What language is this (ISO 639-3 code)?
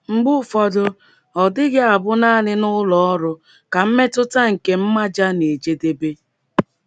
ibo